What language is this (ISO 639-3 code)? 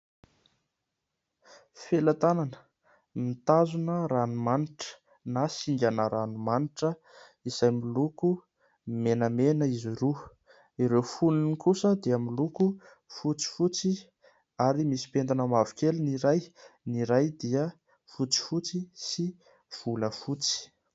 mlg